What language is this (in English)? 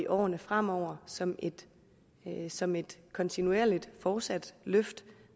Danish